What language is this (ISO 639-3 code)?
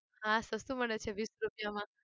guj